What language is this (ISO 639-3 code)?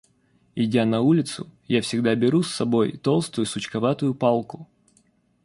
rus